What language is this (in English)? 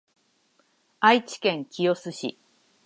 Japanese